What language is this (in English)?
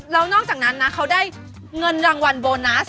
Thai